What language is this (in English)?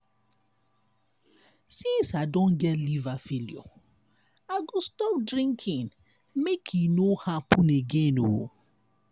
Nigerian Pidgin